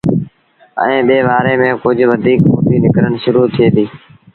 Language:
Sindhi Bhil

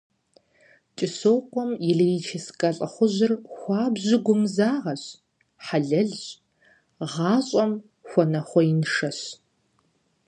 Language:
Kabardian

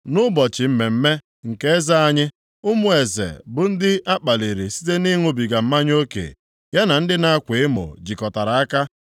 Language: Igbo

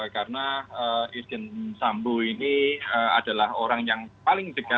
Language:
Indonesian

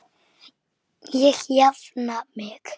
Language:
Icelandic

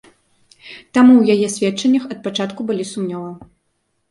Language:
Belarusian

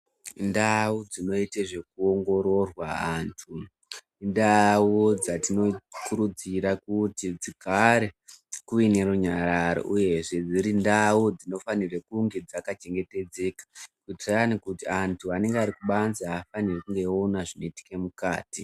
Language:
Ndau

